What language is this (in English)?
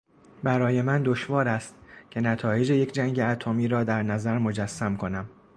Persian